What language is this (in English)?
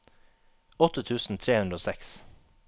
Norwegian